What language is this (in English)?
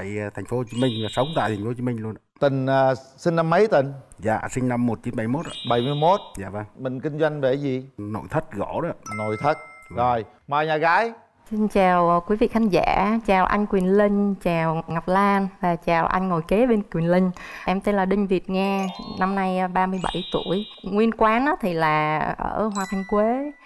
Vietnamese